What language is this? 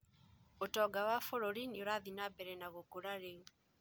Kikuyu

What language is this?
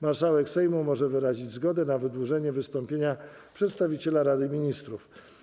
Polish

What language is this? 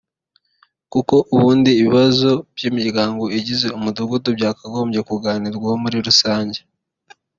Kinyarwanda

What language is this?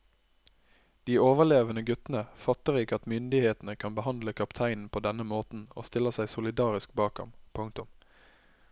Norwegian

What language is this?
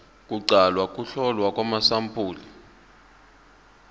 Zulu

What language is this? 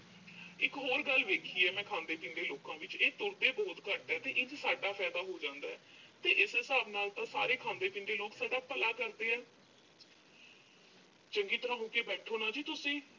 Punjabi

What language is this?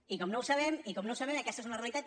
Catalan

